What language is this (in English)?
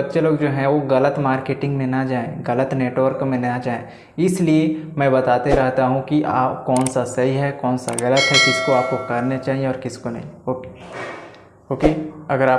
Hindi